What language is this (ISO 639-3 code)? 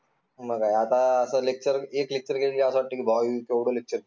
mar